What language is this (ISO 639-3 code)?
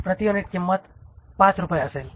mar